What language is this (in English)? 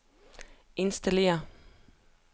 Danish